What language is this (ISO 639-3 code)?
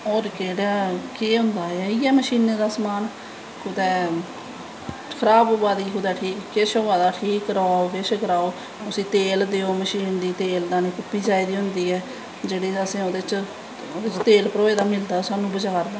doi